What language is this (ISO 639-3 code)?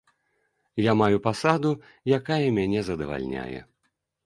bel